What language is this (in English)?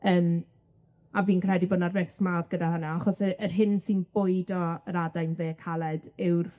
Welsh